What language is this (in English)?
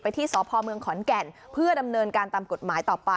Thai